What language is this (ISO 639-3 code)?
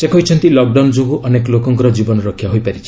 ori